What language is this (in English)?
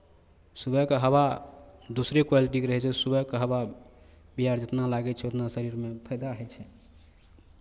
Maithili